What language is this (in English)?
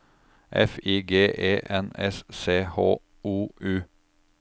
Norwegian